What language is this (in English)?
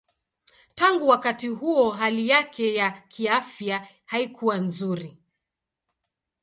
Swahili